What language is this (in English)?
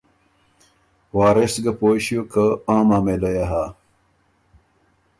Ormuri